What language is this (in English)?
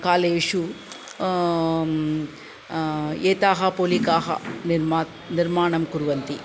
Sanskrit